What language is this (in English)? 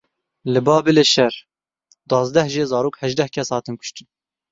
Kurdish